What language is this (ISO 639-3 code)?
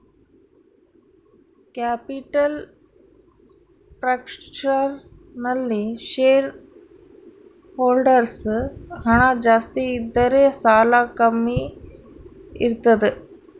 kan